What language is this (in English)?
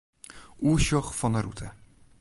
Western Frisian